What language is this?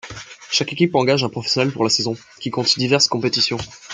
French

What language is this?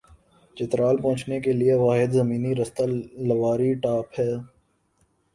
Urdu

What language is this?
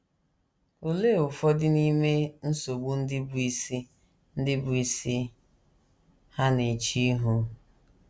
Igbo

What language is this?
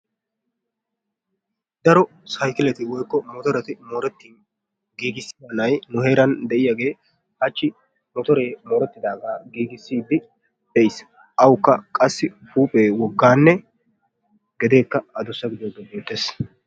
Wolaytta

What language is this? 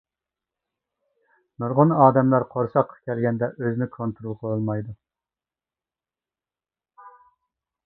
Uyghur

